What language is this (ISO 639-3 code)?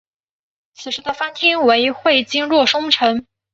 zho